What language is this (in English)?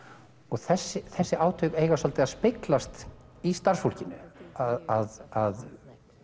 Icelandic